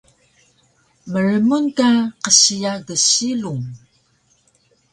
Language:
Taroko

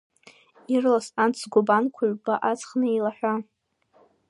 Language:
Abkhazian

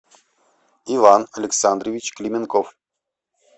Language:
Russian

